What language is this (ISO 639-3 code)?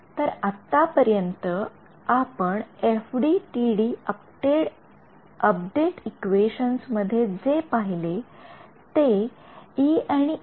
mar